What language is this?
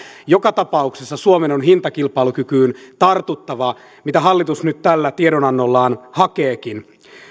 Finnish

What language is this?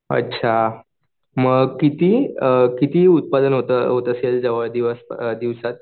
Marathi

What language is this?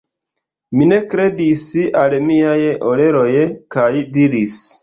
Esperanto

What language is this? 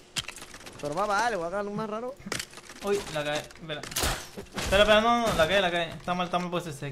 Spanish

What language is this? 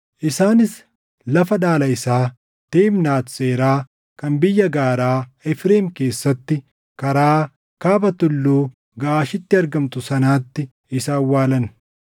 Oromo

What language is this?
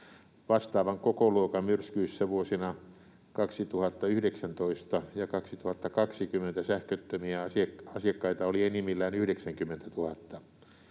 Finnish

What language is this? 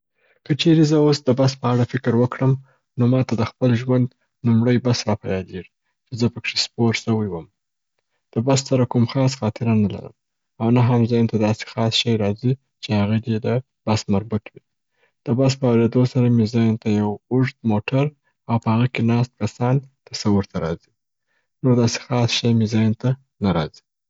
Southern Pashto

